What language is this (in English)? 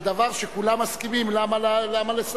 Hebrew